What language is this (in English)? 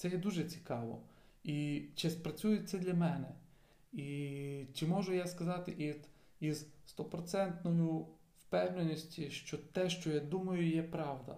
Ukrainian